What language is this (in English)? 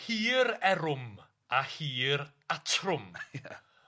Welsh